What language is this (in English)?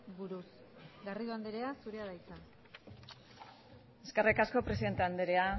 Basque